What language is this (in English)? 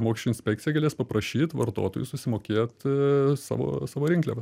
Lithuanian